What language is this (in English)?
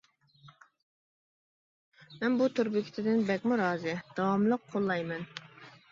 Uyghur